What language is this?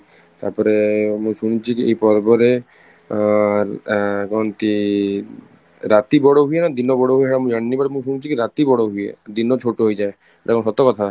Odia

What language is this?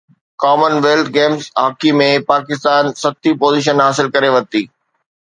Sindhi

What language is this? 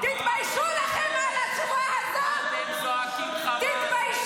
Hebrew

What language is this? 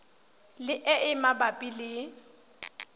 Tswana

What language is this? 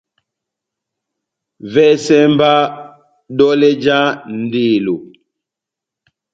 Batanga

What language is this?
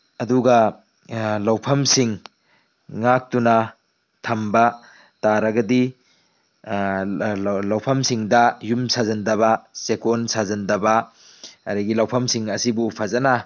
Manipuri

